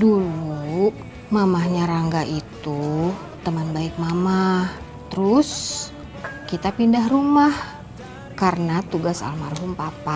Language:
Indonesian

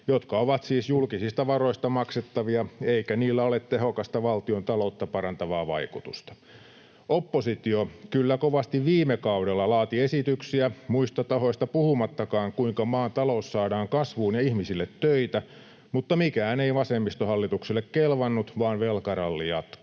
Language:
Finnish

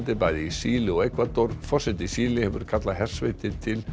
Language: Icelandic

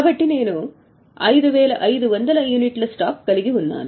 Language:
Telugu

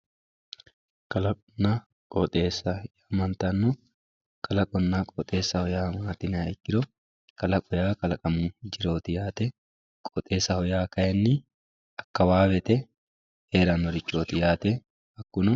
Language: Sidamo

